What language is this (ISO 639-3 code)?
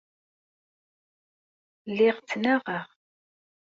kab